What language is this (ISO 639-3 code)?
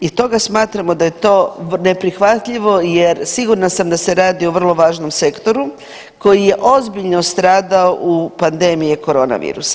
hrv